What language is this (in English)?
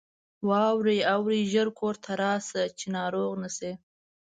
Pashto